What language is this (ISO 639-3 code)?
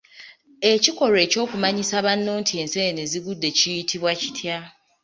lug